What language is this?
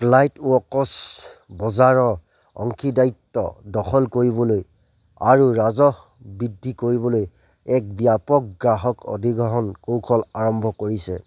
Assamese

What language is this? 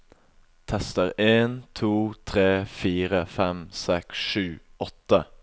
Norwegian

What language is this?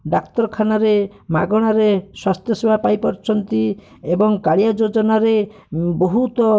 Odia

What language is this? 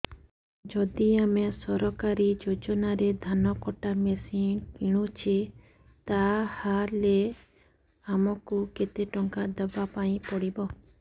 Odia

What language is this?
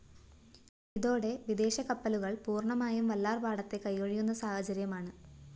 Malayalam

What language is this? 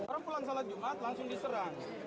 Indonesian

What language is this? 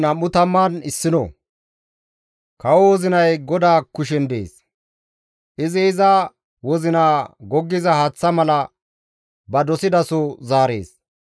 Gamo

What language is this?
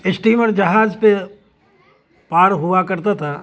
Urdu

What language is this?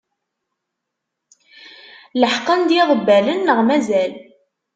Kabyle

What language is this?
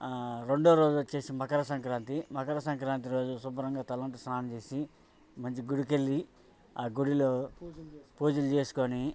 Telugu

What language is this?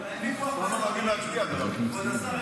Hebrew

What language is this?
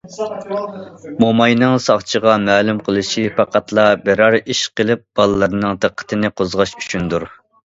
Uyghur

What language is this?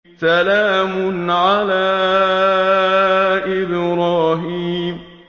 Arabic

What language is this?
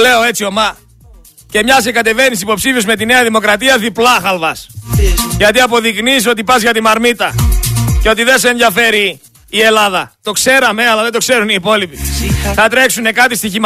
Greek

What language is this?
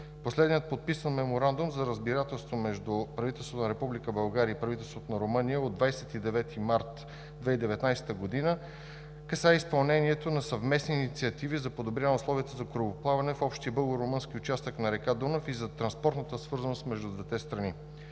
Bulgarian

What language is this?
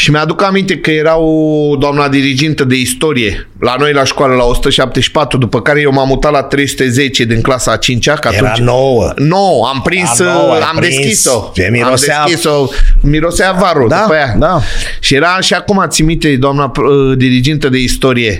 Romanian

